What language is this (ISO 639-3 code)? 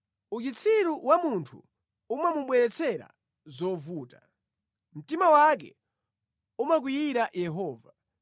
nya